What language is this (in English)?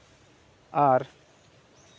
Santali